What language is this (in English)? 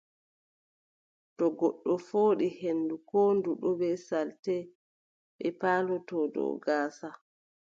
Adamawa Fulfulde